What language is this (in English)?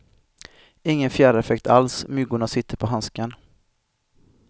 Swedish